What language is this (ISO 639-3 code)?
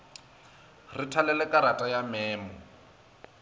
nso